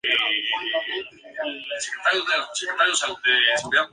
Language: Spanish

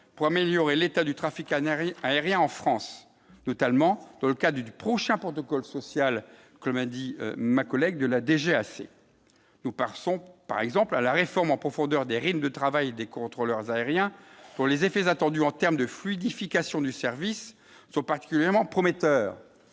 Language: French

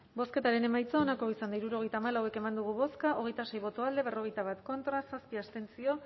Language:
Basque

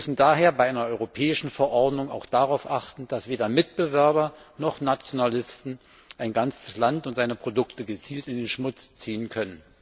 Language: German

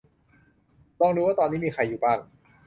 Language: Thai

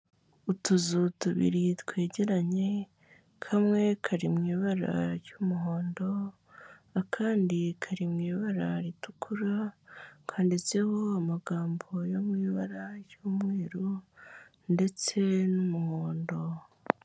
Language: Kinyarwanda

